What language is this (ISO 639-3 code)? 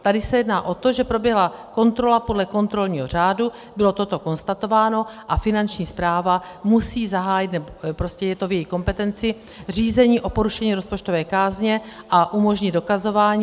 ces